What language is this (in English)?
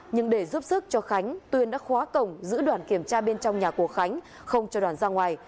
Vietnamese